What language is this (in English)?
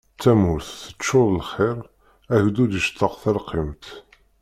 Kabyle